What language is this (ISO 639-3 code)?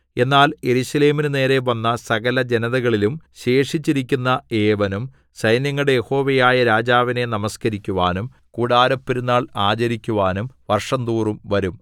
mal